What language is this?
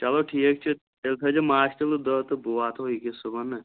Kashmiri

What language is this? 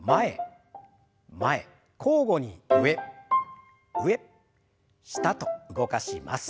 Japanese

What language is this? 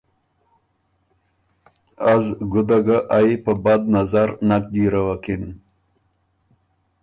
Ormuri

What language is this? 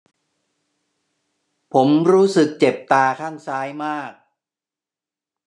Thai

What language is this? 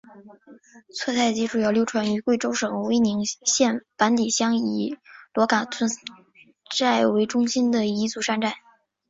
Chinese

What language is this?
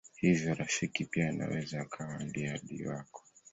Swahili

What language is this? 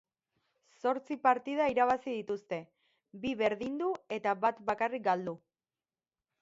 Basque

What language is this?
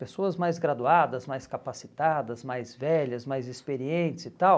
Portuguese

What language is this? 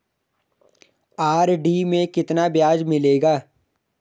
Hindi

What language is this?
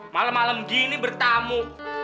Indonesian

